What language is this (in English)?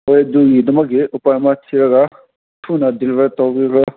Manipuri